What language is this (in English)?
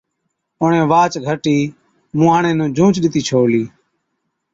Od